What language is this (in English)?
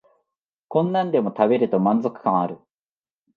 Japanese